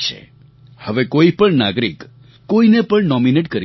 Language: Gujarati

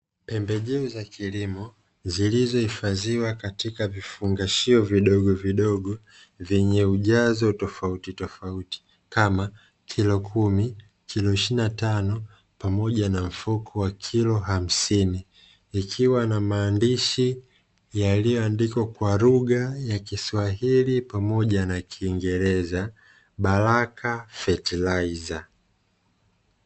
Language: Swahili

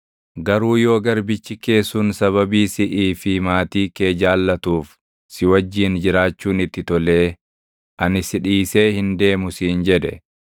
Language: Oromo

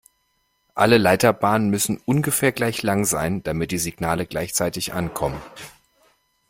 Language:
German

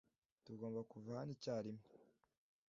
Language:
Kinyarwanda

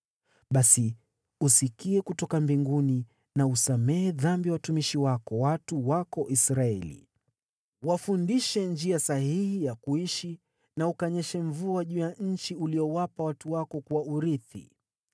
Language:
Swahili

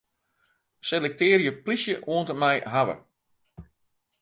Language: Western Frisian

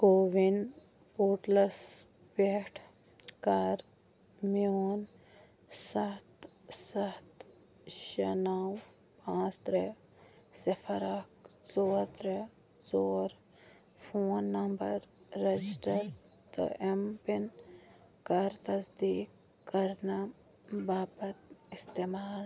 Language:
Kashmiri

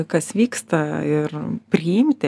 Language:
Lithuanian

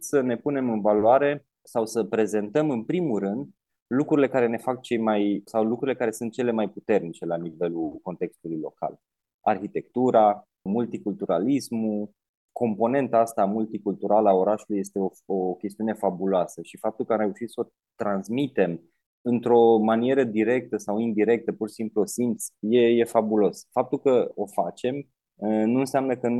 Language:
Romanian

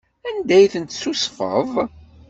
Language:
Kabyle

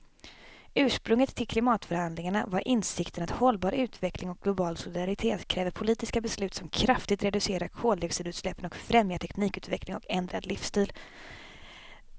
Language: Swedish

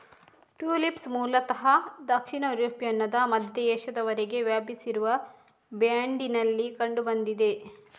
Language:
Kannada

